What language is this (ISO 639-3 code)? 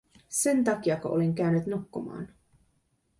fin